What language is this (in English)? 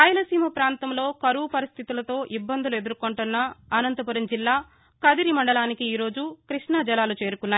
Telugu